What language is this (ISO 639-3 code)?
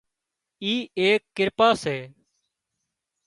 kxp